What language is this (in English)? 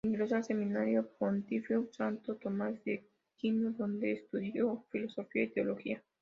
Spanish